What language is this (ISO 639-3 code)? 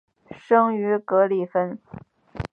zho